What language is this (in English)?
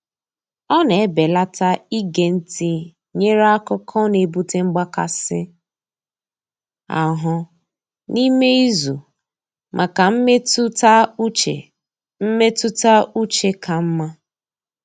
Igbo